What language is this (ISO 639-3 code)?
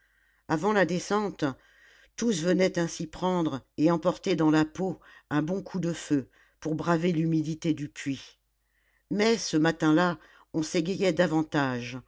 fra